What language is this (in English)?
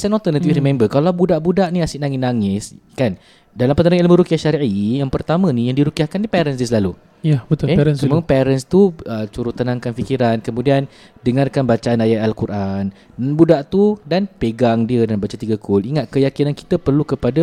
Malay